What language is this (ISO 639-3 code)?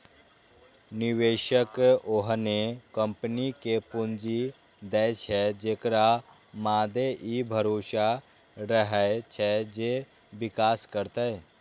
mai